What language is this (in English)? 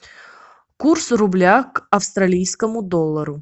Russian